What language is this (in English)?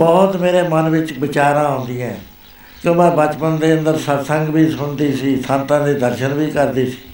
Punjabi